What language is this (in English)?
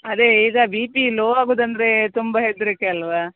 Kannada